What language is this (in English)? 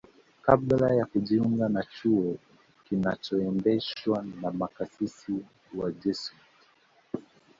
Swahili